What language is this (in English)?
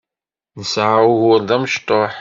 Kabyle